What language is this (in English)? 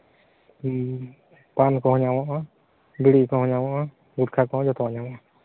Santali